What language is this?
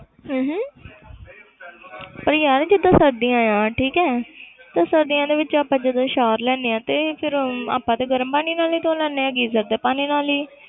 Punjabi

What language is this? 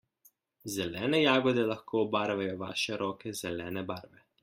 Slovenian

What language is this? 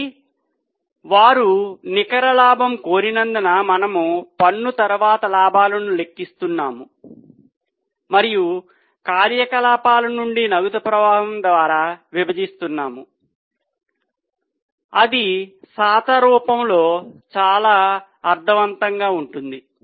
Telugu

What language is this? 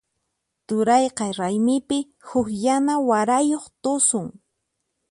Puno Quechua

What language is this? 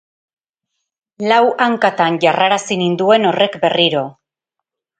Basque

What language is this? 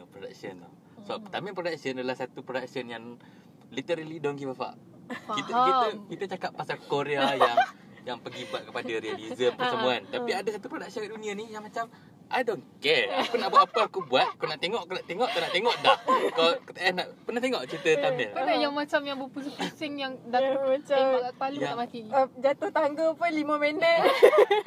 Malay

